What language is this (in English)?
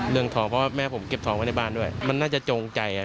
Thai